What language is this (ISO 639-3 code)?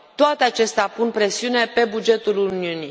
ron